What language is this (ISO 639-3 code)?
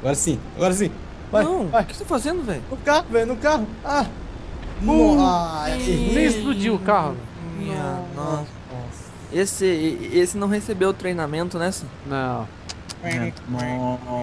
por